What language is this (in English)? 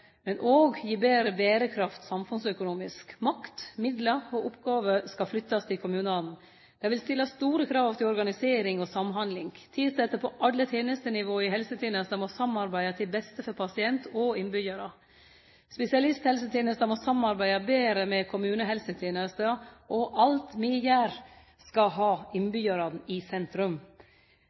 Norwegian Nynorsk